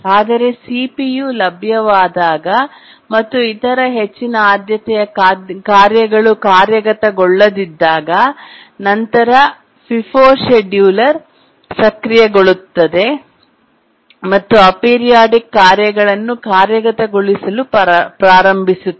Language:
Kannada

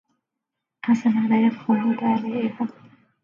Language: Arabic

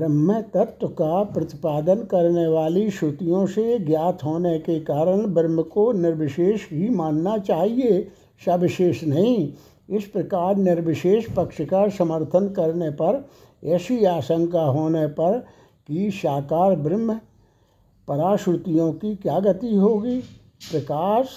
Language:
Hindi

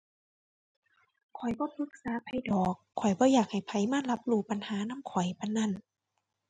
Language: Thai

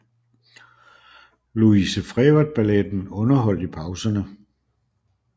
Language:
Danish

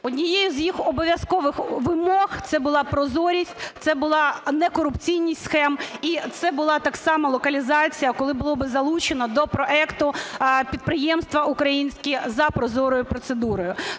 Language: Ukrainian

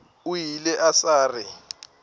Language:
Northern Sotho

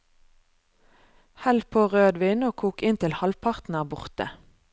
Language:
Norwegian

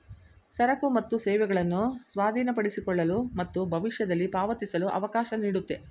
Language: Kannada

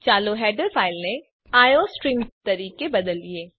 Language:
Gujarati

